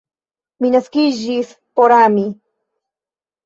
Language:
Esperanto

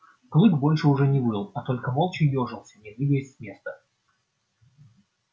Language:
Russian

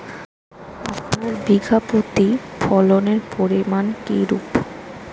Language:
Bangla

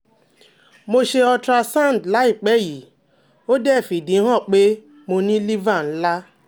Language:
Yoruba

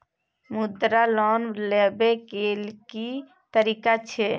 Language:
Maithili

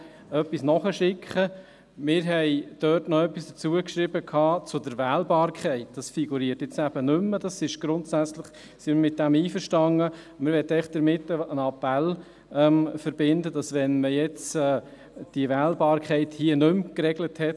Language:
Swiss German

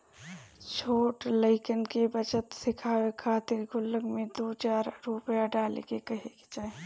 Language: Bhojpuri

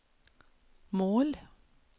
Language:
Swedish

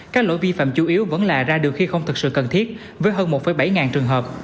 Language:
Vietnamese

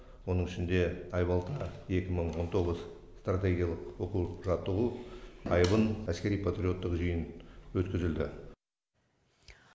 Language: Kazakh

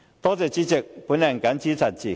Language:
Cantonese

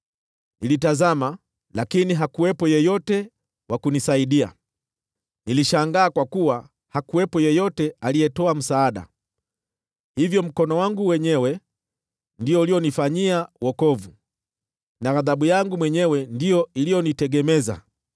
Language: Swahili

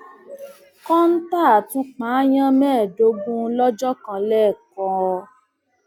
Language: Yoruba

